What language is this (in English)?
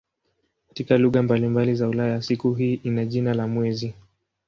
Swahili